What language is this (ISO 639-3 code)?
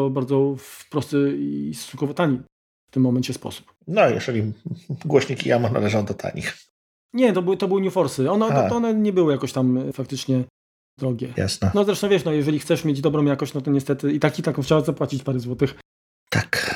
pol